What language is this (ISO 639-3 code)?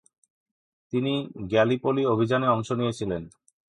ben